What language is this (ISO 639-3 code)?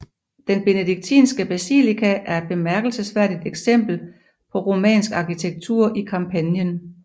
dan